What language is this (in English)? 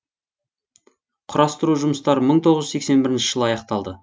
Kazakh